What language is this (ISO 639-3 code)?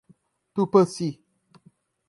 por